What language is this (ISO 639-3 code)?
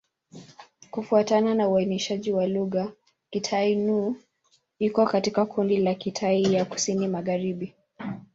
swa